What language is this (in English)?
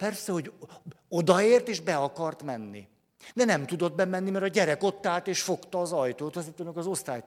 Hungarian